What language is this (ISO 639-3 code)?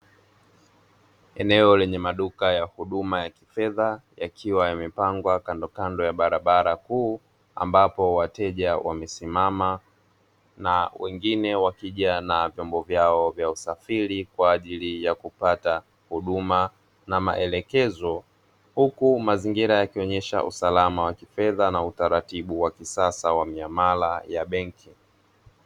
swa